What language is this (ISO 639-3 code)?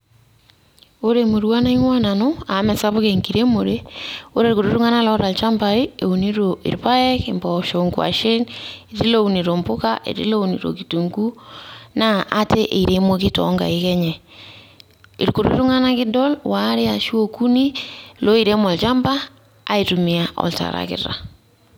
mas